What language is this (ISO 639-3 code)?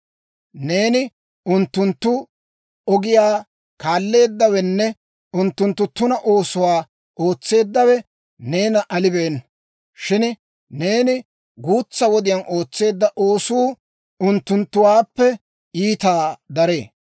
dwr